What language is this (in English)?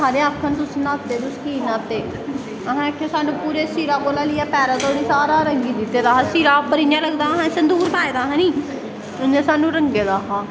Dogri